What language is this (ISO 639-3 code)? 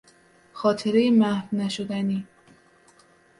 fas